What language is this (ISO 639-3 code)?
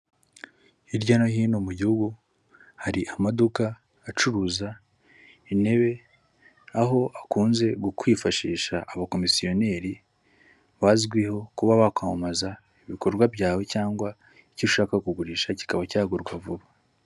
kin